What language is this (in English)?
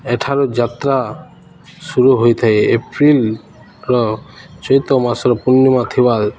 Odia